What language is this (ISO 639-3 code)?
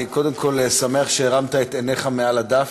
heb